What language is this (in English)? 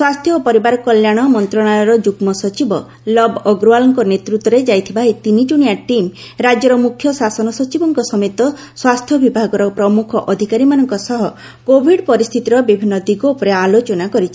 Odia